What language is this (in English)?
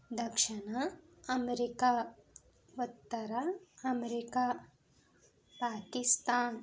Telugu